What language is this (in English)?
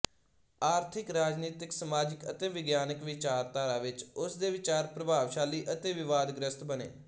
Punjabi